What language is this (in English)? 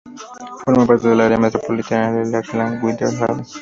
Spanish